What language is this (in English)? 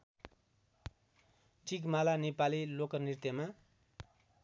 Nepali